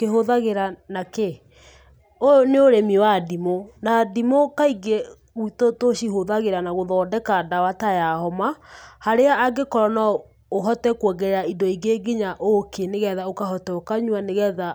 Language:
Kikuyu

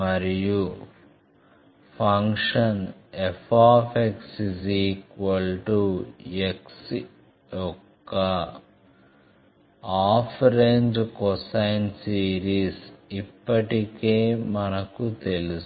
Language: Telugu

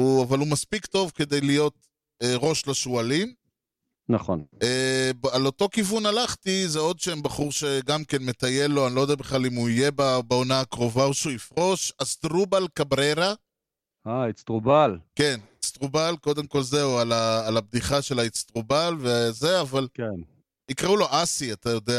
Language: Hebrew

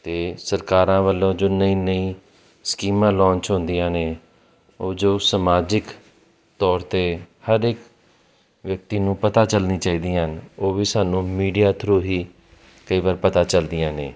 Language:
Punjabi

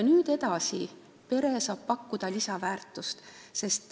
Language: Estonian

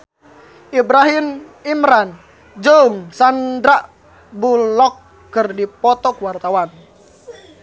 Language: Sundanese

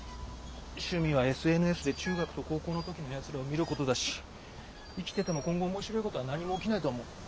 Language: Japanese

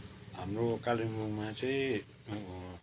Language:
Nepali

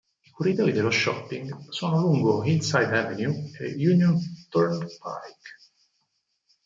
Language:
Italian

